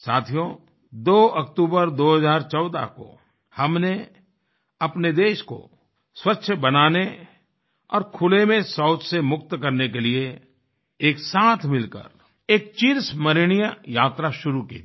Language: Hindi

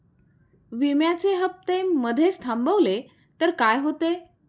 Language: Marathi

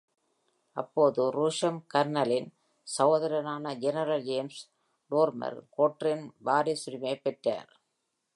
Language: Tamil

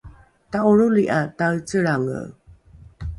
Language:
Rukai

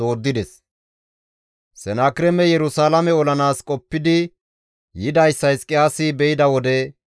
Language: Gamo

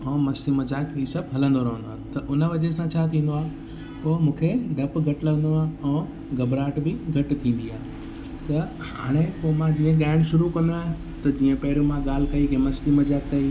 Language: Sindhi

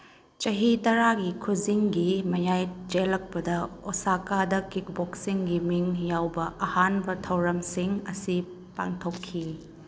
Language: Manipuri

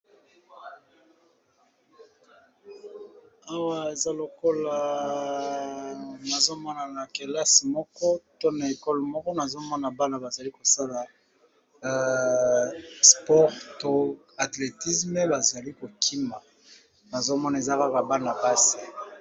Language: Lingala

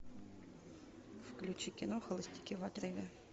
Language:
Russian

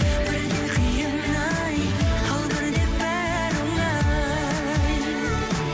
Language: Kazakh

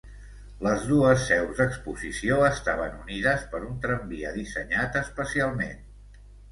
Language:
Catalan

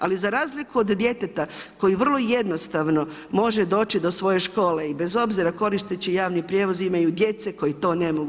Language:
Croatian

